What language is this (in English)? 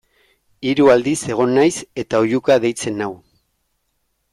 Basque